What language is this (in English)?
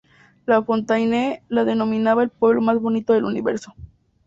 Spanish